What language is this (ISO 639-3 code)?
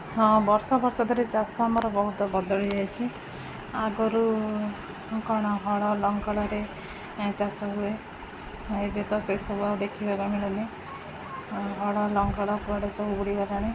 ori